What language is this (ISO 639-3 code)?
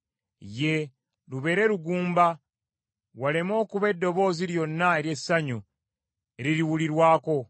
lug